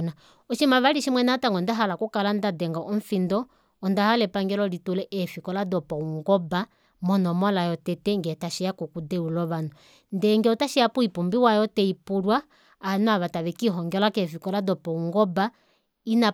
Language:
Kuanyama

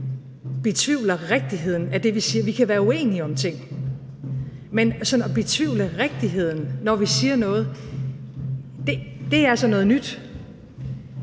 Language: Danish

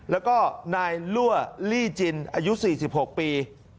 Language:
Thai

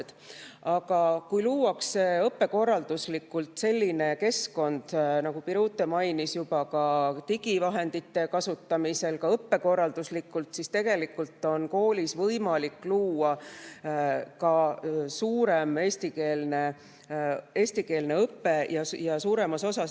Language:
Estonian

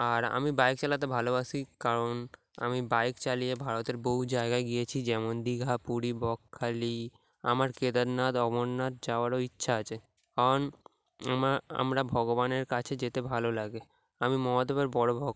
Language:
Bangla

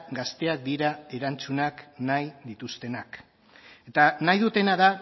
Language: Basque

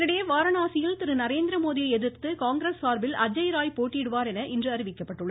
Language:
Tamil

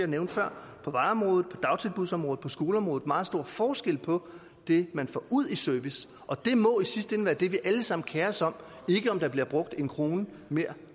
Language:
Danish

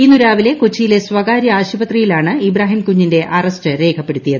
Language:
Malayalam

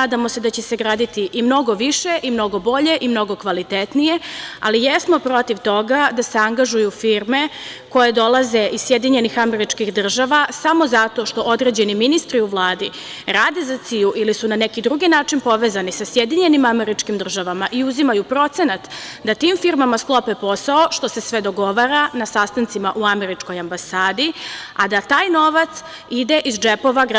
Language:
Serbian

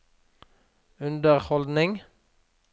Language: Norwegian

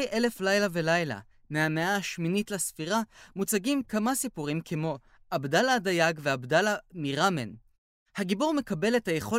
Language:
Hebrew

